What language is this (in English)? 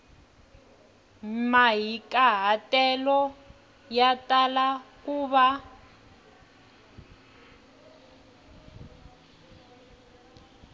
Tsonga